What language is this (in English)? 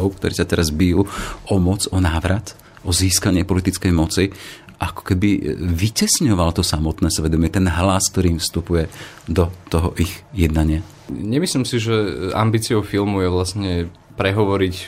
Slovak